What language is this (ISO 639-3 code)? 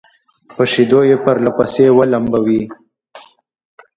pus